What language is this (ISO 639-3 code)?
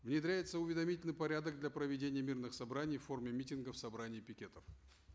kaz